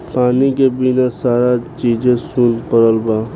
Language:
Bhojpuri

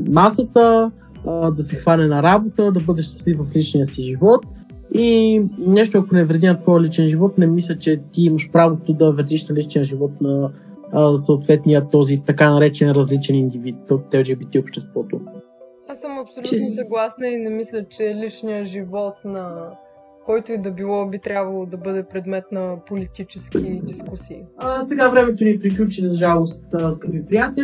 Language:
Bulgarian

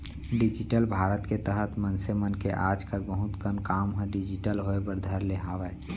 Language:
Chhattisgarhi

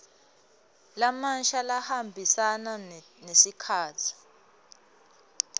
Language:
Swati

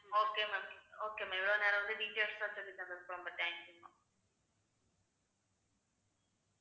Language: Tamil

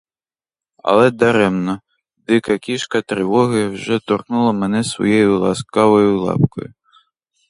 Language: Ukrainian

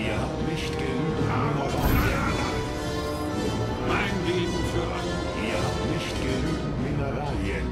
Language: German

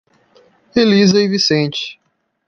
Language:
Portuguese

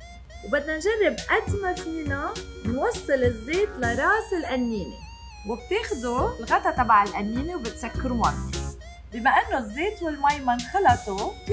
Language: Arabic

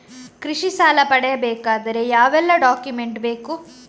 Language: Kannada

